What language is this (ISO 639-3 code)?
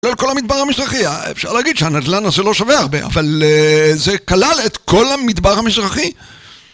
heb